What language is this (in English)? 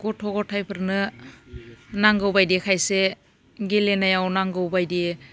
Bodo